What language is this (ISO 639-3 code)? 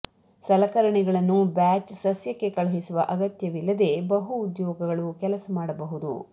kan